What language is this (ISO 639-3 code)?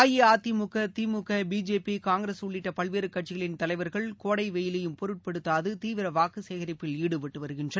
tam